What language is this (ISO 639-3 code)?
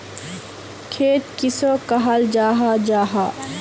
mag